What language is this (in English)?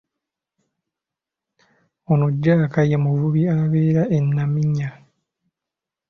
Ganda